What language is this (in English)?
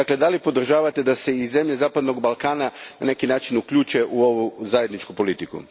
Croatian